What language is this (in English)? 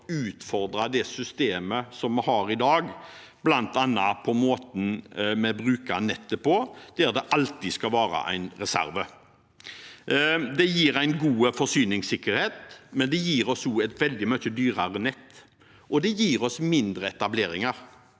Norwegian